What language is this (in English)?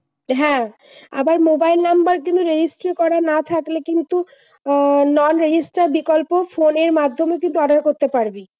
Bangla